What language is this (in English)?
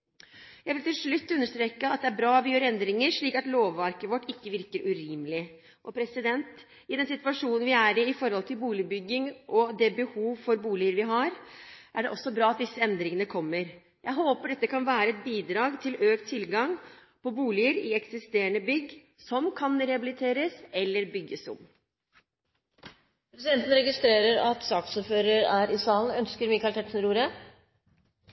Norwegian